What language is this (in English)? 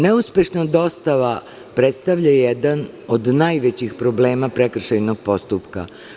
Serbian